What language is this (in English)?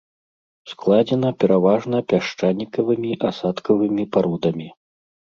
Belarusian